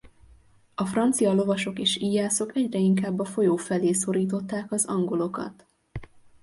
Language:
Hungarian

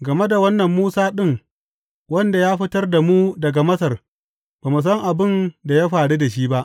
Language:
Hausa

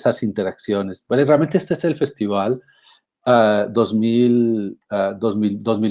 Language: Spanish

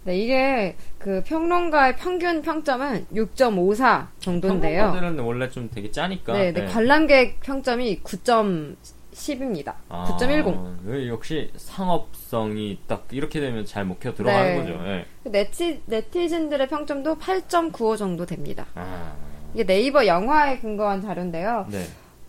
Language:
Korean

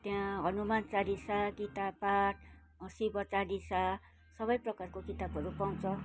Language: Nepali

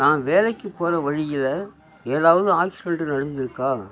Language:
Tamil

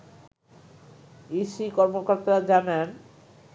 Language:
Bangla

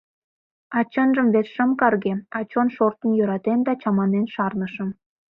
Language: Mari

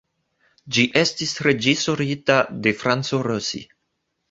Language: Esperanto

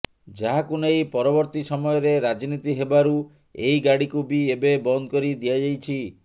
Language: Odia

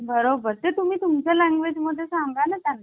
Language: Marathi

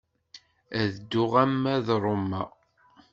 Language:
Kabyle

